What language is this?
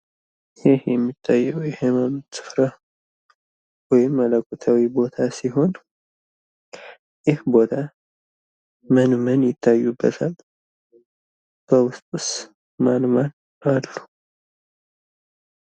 Amharic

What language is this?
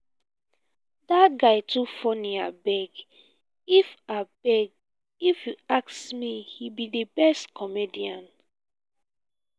Nigerian Pidgin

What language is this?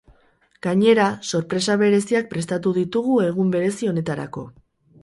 Basque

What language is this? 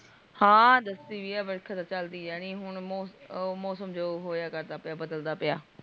Punjabi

